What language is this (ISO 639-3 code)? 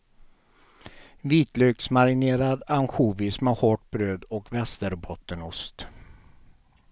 swe